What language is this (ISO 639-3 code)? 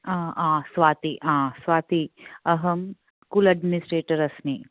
san